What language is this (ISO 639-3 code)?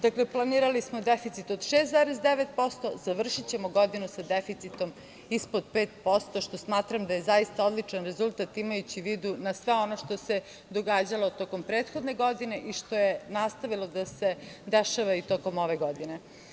srp